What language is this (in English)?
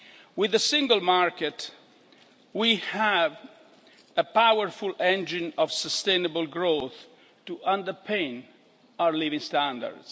English